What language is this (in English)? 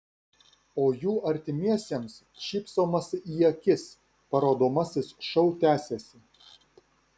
Lithuanian